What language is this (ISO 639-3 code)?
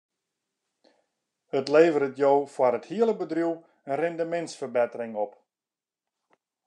fry